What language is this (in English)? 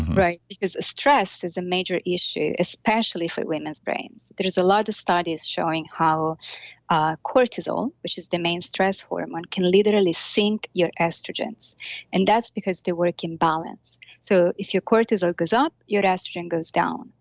English